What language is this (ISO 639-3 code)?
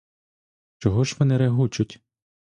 ukr